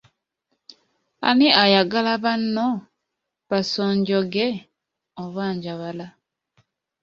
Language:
Ganda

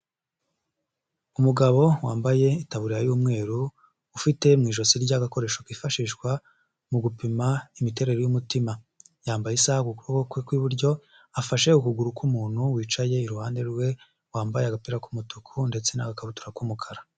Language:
Kinyarwanda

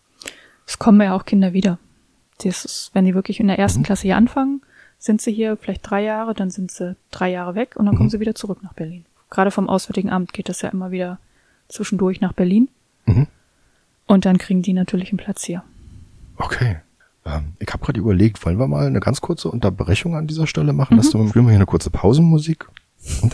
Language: German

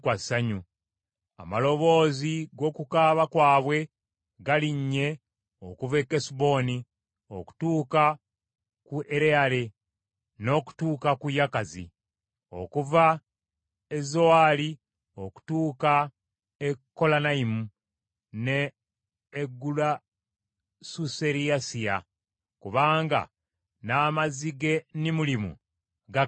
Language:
Ganda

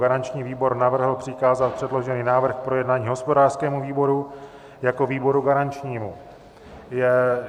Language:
Czech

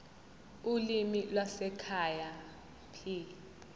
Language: Zulu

